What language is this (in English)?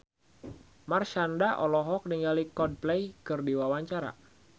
Sundanese